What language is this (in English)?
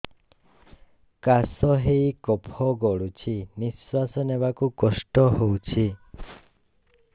Odia